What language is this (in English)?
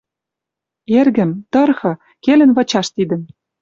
Western Mari